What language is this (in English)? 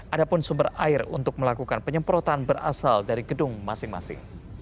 Indonesian